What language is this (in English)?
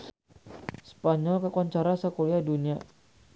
Sundanese